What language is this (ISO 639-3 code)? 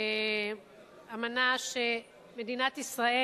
heb